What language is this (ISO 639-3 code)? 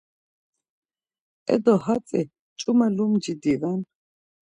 lzz